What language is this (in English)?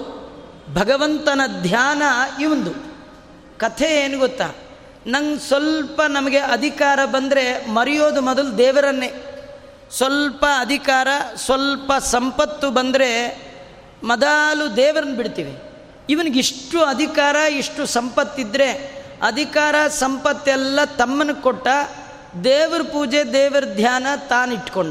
Kannada